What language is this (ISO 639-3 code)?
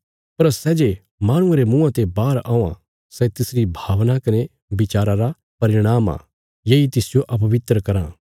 kfs